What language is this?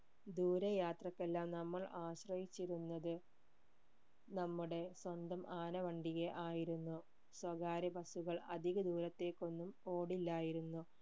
Malayalam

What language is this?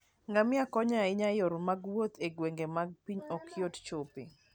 Luo (Kenya and Tanzania)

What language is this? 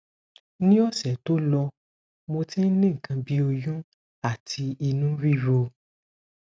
Yoruba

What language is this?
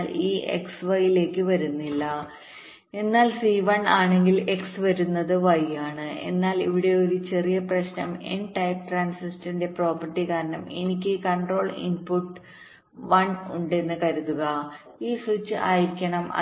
Malayalam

